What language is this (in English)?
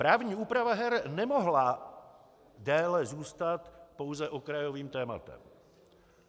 Czech